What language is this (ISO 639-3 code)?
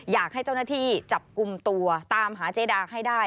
tha